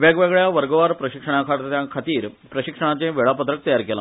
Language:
Konkani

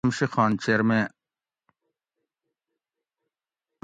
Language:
Gawri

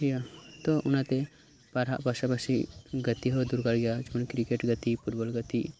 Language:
Santali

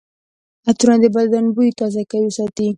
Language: Pashto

